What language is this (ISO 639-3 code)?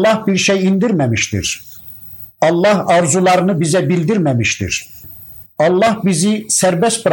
tur